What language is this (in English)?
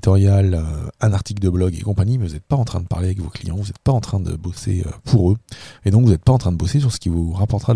French